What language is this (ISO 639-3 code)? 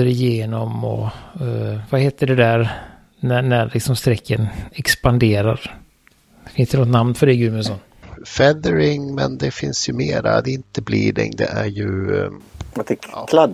swe